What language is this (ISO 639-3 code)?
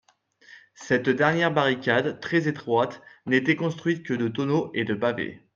fra